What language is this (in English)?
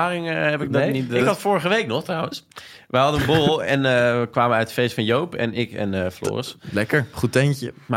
Dutch